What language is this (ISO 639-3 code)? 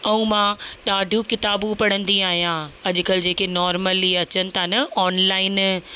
snd